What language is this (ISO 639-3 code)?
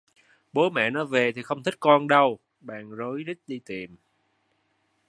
vie